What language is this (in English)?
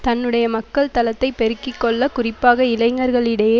Tamil